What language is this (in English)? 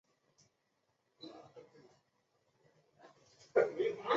Chinese